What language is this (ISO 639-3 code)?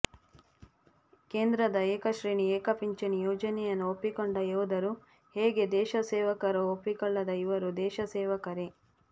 kan